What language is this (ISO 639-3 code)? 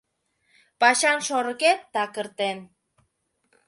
chm